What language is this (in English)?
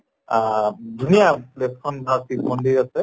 Assamese